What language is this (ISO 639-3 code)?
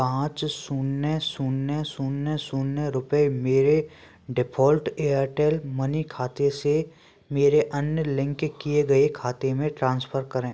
hin